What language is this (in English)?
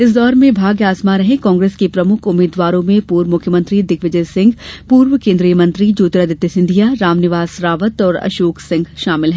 Hindi